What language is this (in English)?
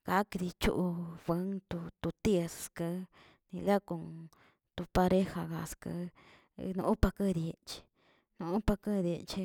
Tilquiapan Zapotec